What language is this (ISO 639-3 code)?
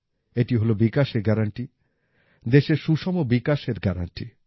ben